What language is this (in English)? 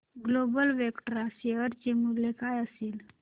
Marathi